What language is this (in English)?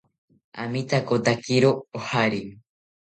South Ucayali Ashéninka